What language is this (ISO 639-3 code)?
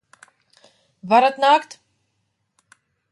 lav